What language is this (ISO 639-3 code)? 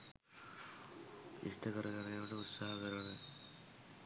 sin